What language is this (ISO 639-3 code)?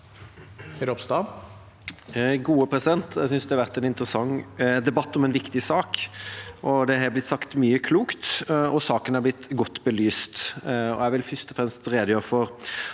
nor